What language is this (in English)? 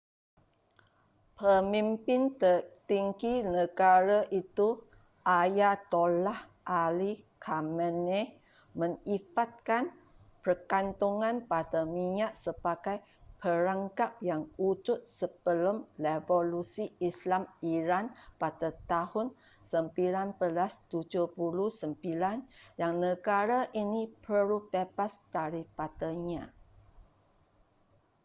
Malay